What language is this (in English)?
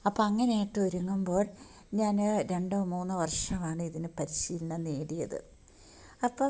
Malayalam